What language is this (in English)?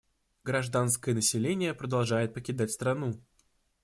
Russian